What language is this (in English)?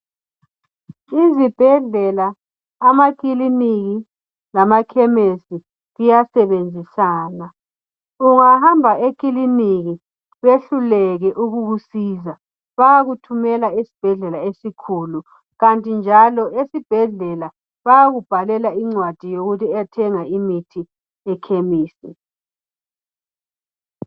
North Ndebele